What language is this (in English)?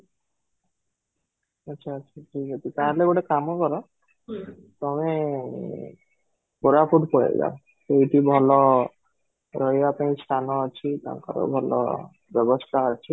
Odia